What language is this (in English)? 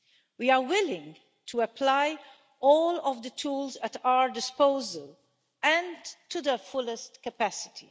English